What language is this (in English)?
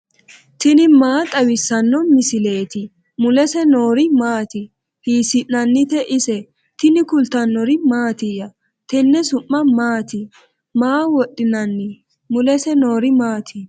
Sidamo